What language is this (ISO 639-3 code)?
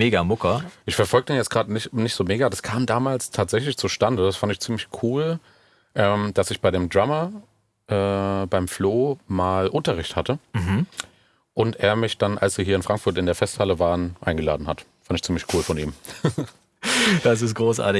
deu